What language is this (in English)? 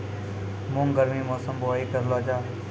Maithili